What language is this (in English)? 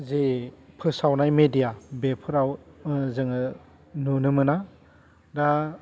Bodo